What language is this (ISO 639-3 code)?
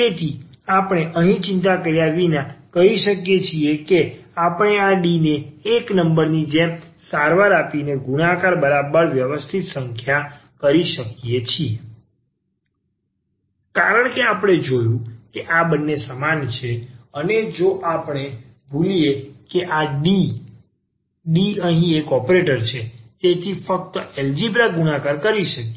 guj